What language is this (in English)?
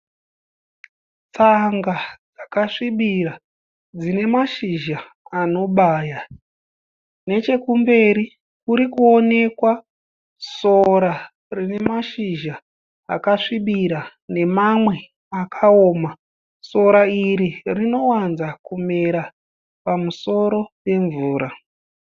Shona